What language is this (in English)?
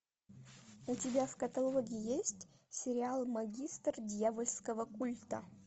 Russian